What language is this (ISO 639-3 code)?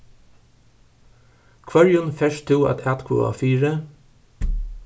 fao